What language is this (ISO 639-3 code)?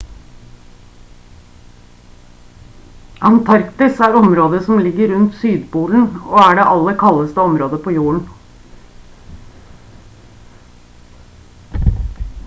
nob